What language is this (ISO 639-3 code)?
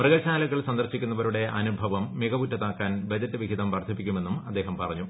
mal